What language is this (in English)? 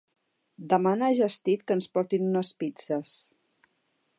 Catalan